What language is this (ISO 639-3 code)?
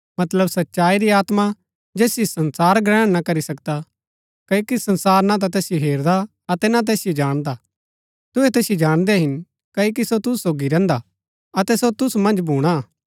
gbk